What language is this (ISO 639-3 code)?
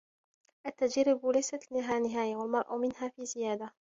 ara